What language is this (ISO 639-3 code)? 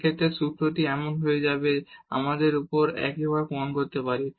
ben